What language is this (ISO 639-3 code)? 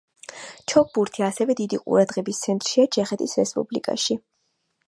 kat